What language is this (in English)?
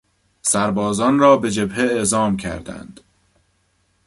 Persian